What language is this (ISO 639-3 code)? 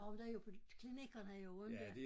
dan